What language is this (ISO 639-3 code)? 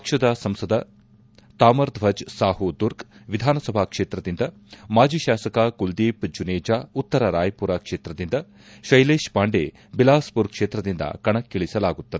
kan